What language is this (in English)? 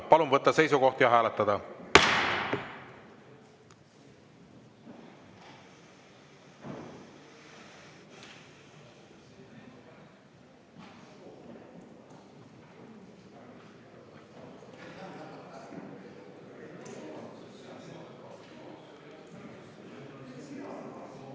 Estonian